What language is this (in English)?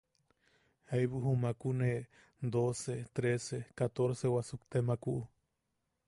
Yaqui